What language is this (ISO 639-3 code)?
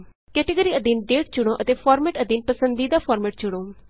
pan